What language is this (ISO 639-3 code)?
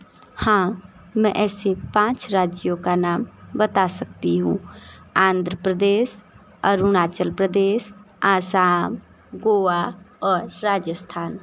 hin